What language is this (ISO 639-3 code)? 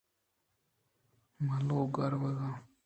bgp